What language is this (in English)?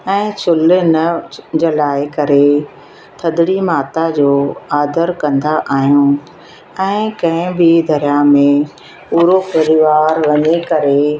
Sindhi